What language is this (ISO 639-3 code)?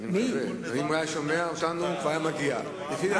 heb